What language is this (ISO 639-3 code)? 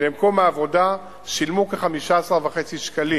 heb